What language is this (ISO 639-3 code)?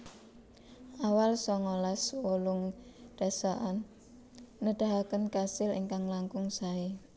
jav